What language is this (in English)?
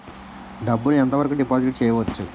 Telugu